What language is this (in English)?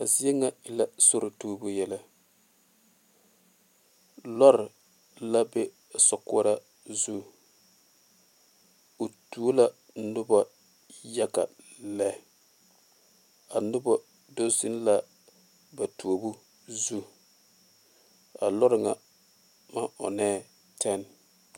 Southern Dagaare